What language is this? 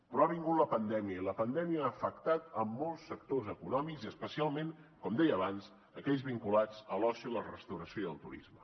Catalan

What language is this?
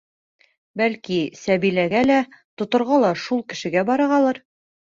Bashkir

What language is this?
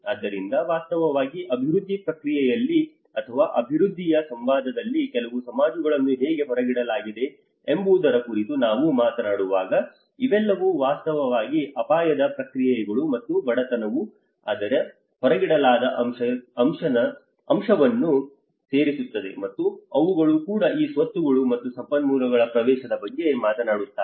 Kannada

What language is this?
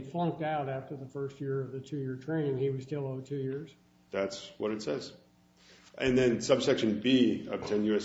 English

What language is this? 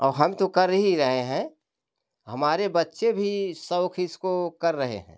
Hindi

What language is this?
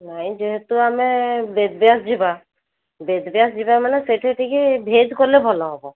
Odia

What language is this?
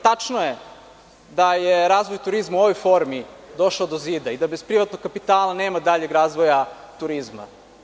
Serbian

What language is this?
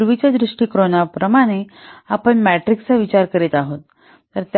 Marathi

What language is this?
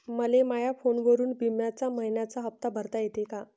Marathi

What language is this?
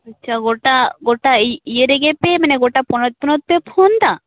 Santali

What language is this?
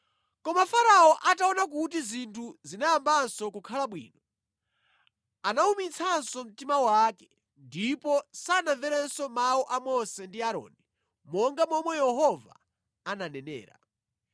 Nyanja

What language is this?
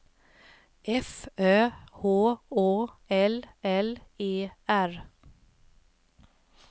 Swedish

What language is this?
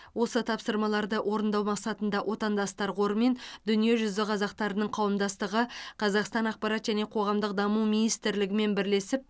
Kazakh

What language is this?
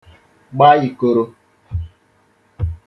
Igbo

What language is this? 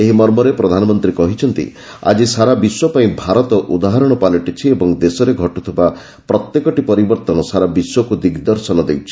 Odia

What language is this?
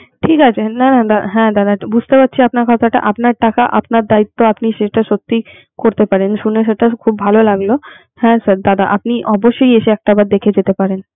Bangla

